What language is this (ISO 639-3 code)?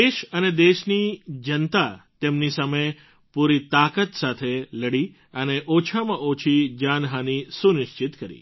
guj